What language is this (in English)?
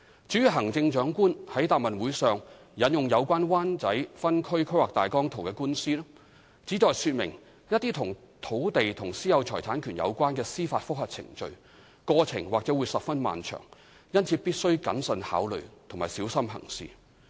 Cantonese